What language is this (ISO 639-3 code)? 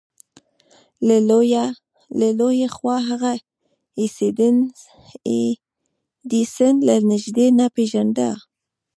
pus